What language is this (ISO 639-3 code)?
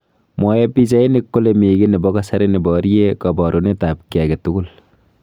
kln